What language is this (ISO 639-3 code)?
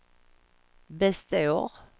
swe